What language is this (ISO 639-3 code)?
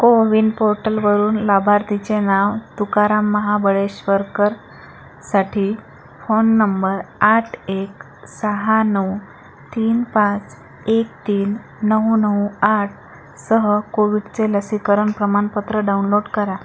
mar